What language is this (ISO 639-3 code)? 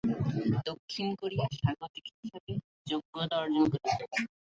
ben